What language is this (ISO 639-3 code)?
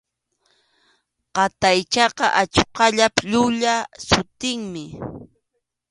qxu